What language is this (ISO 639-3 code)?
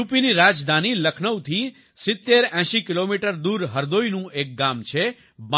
guj